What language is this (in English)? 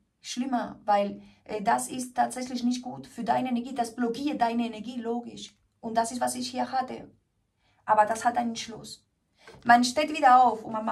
German